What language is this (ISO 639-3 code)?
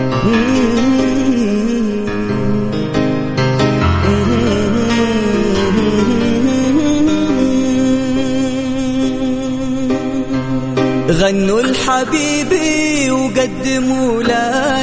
ara